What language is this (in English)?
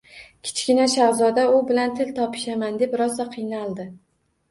Uzbek